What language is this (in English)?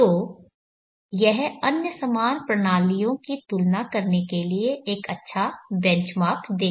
Hindi